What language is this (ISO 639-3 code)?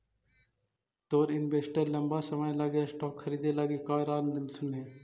mag